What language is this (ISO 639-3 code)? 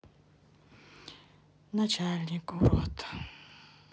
rus